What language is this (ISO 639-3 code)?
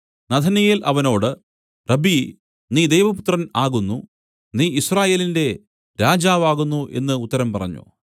mal